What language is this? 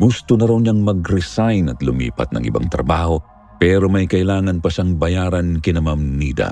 Filipino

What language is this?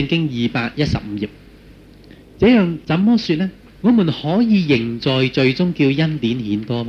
Chinese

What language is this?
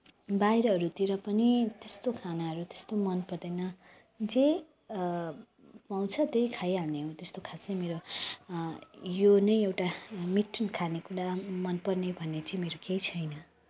Nepali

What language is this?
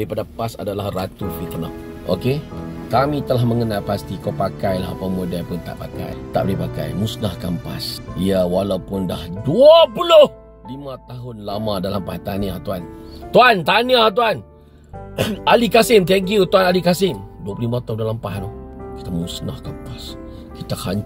Malay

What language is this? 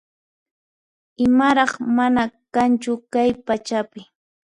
Puno Quechua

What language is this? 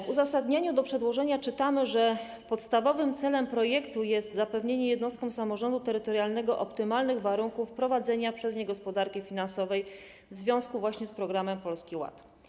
Polish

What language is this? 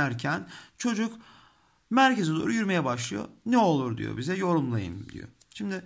Turkish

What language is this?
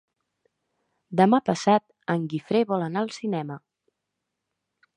Catalan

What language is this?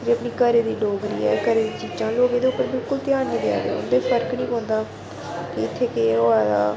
Dogri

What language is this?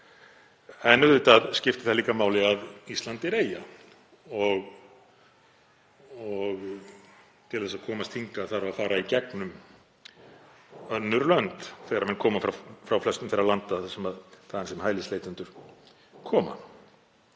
Icelandic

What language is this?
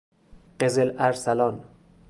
Persian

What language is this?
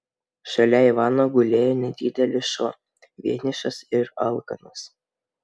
Lithuanian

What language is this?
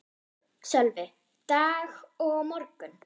Icelandic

